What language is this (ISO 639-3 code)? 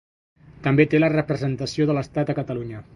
cat